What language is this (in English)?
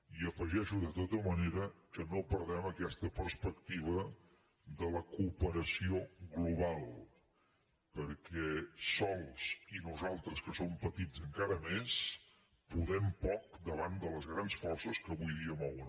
Catalan